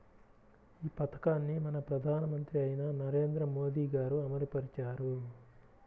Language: Telugu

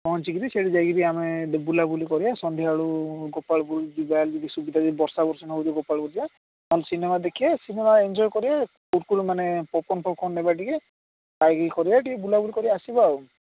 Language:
Odia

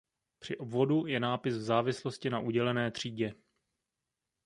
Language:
Czech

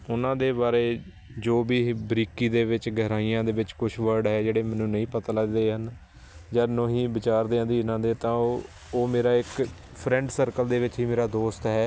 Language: Punjabi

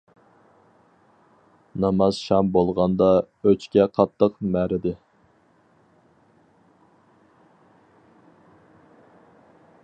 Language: Uyghur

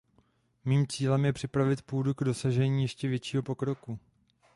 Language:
Czech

